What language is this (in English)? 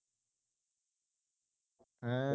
Punjabi